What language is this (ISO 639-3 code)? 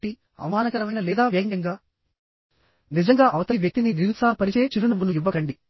tel